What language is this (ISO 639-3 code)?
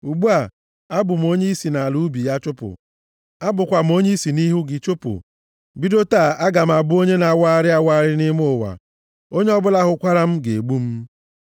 ibo